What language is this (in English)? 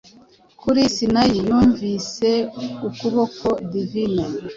Kinyarwanda